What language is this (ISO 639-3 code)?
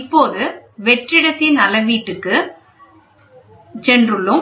tam